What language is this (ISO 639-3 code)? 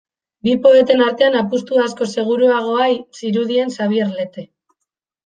eus